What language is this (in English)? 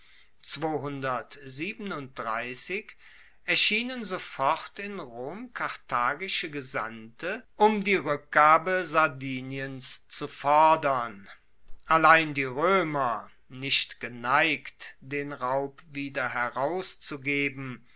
German